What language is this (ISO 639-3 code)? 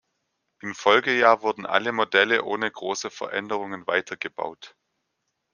deu